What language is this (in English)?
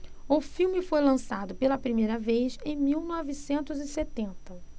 Portuguese